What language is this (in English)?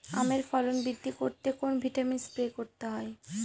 Bangla